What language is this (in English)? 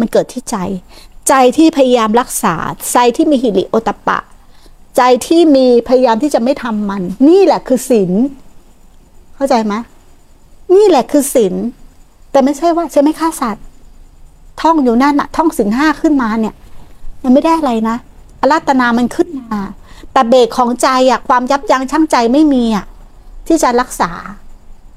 Thai